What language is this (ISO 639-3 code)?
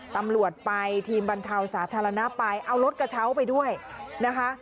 tha